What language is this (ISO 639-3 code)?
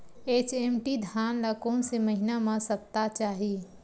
hne